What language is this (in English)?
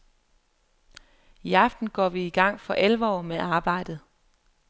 Danish